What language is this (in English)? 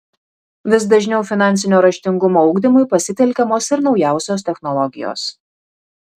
Lithuanian